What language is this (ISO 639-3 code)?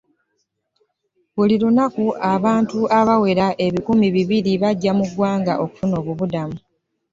lug